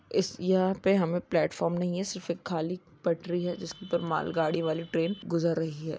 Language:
Magahi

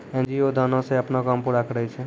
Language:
Maithili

